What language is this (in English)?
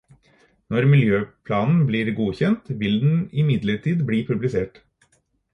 Norwegian Bokmål